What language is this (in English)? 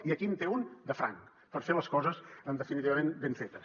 Catalan